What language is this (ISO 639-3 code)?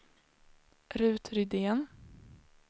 swe